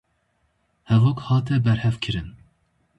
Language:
Kurdish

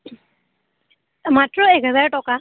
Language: Assamese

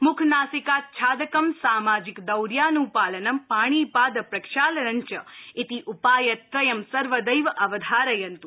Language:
Sanskrit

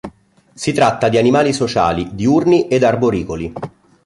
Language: Italian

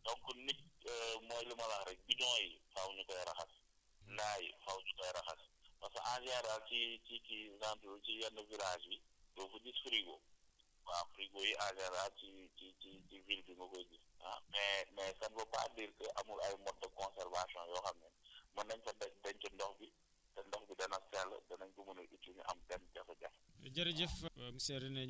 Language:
Wolof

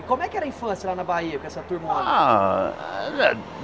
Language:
Portuguese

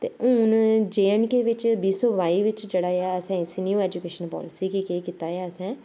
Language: Dogri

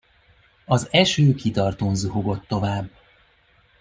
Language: Hungarian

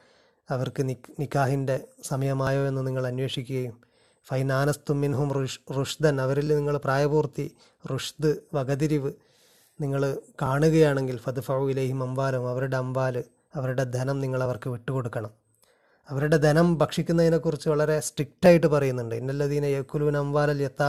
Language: Malayalam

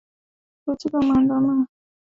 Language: Swahili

